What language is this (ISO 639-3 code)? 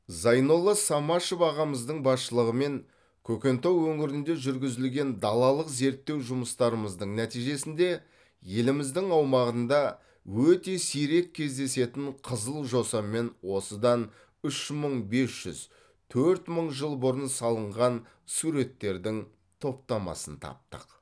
kaz